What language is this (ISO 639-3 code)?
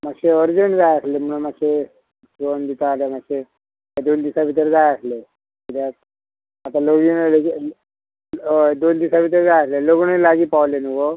kok